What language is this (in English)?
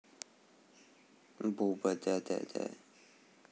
Russian